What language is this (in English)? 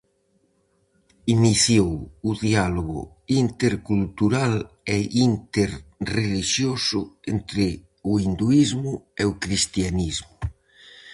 Galician